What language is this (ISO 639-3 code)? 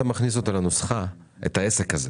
heb